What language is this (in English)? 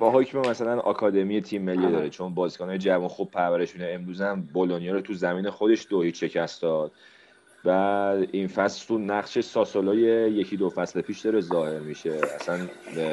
Persian